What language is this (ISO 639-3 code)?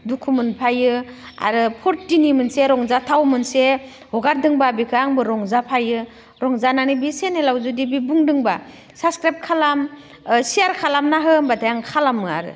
brx